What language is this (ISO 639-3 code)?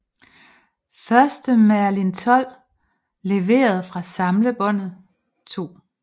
dan